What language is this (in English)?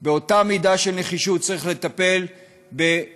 Hebrew